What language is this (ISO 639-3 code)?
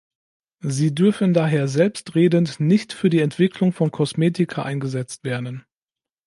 deu